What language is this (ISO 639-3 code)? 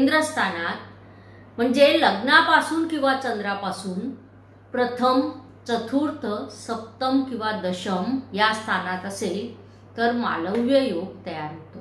hin